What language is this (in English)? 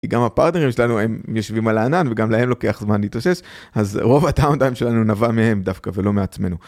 Hebrew